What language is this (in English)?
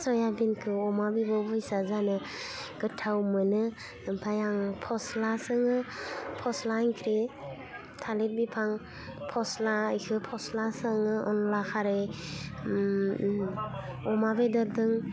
Bodo